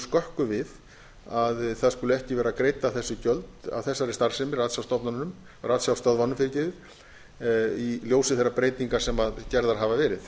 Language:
Icelandic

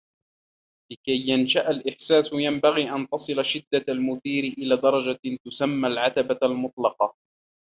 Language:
Arabic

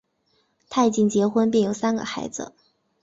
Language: Chinese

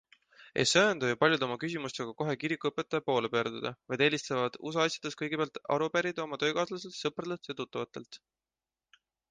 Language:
Estonian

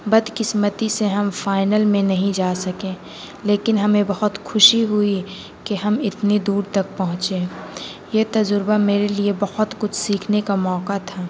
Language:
Urdu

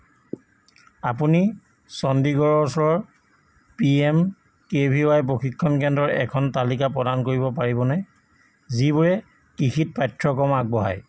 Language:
Assamese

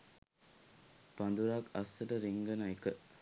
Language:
Sinhala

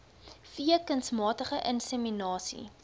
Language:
Afrikaans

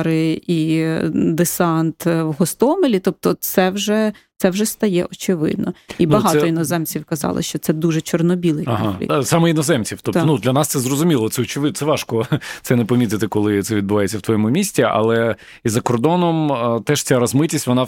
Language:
Ukrainian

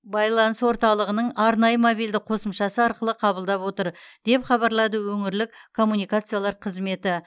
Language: Kazakh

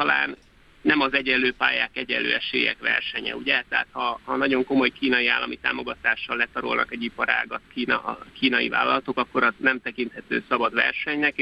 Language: Hungarian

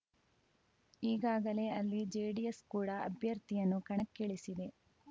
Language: Kannada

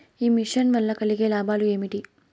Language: Telugu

